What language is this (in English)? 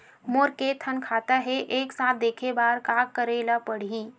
Chhattisgarhi